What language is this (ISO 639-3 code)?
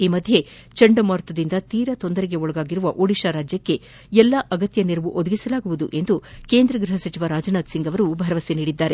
kan